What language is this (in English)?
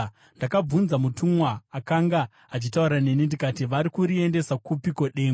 Shona